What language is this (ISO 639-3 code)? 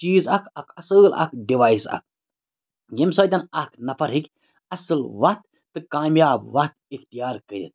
kas